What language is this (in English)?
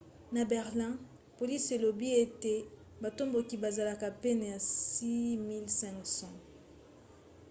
Lingala